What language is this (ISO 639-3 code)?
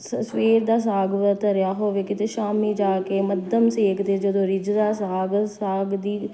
pan